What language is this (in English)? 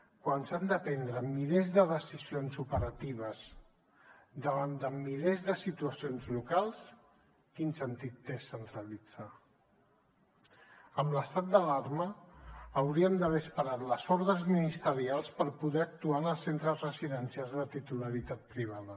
Catalan